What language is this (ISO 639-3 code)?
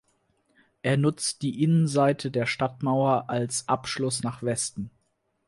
deu